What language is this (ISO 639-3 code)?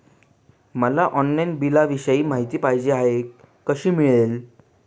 mar